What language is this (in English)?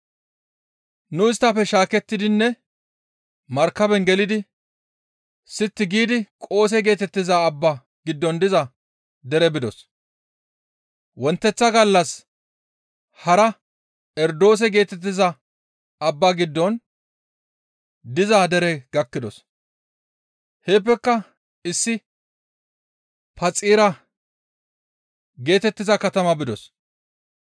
Gamo